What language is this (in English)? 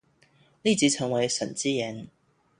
Chinese